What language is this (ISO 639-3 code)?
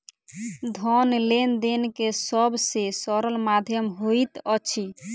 mai